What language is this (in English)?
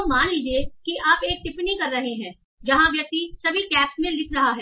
Hindi